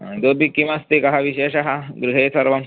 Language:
Sanskrit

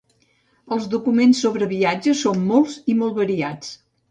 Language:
Catalan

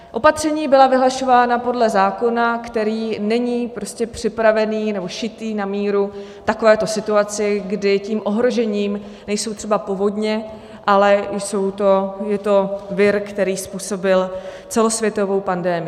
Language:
Czech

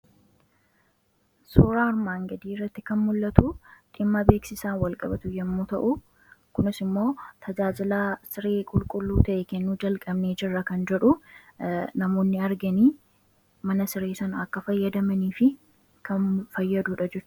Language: Oromo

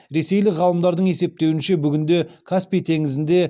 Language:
Kazakh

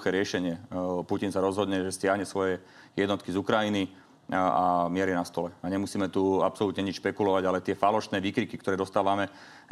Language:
Slovak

